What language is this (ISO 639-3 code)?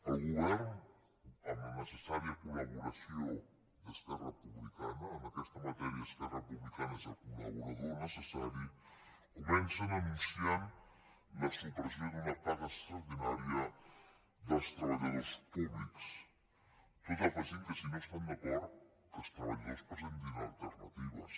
cat